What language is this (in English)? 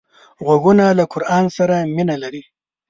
Pashto